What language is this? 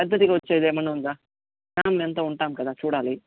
Telugu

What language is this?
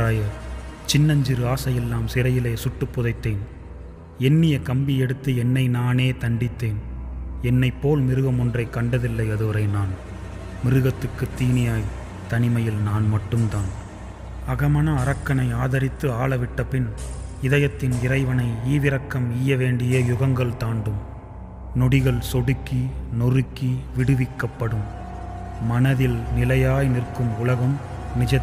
Tamil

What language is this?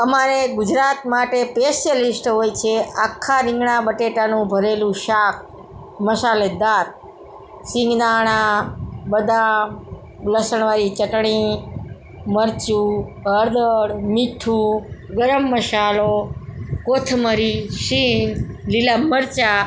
Gujarati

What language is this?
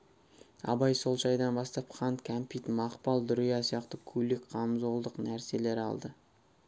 Kazakh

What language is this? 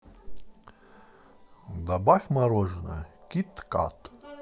Russian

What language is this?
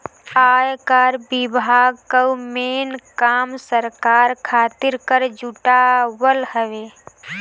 Bhojpuri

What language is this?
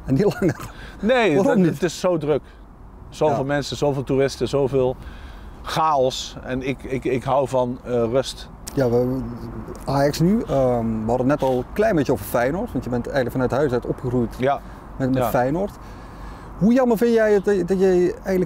Dutch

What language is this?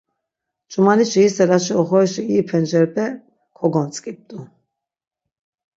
Laz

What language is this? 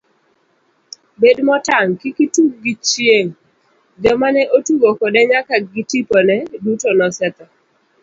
Luo (Kenya and Tanzania)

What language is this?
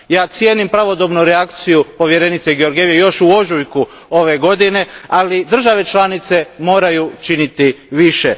Croatian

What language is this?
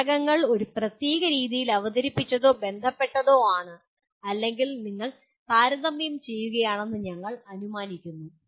Malayalam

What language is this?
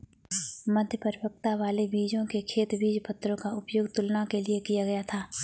Hindi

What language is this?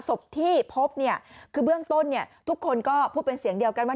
Thai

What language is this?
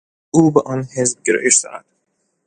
Persian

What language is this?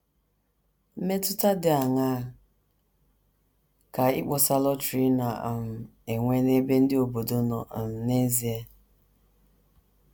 Igbo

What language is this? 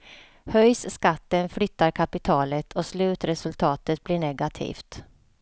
Swedish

